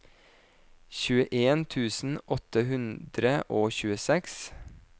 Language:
Norwegian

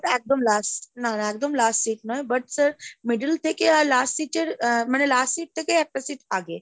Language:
Bangla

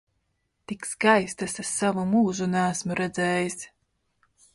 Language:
Latvian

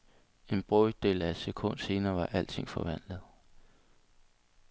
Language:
Danish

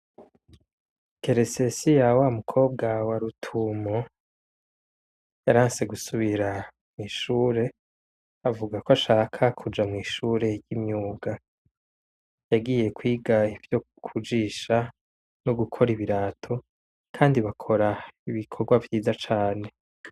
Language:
Rundi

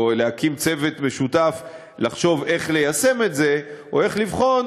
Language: Hebrew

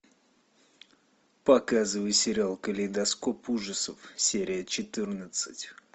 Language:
Russian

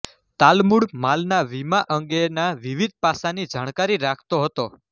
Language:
Gujarati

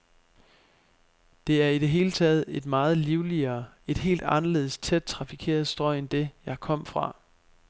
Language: Danish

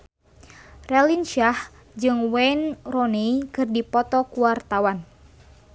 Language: Sundanese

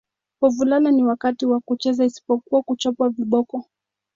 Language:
Swahili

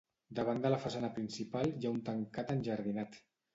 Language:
Catalan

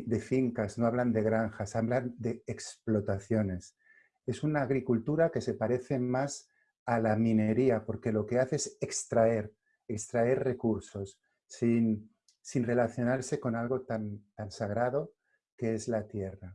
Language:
Spanish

